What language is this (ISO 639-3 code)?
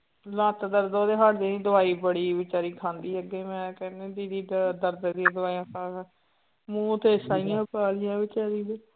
pan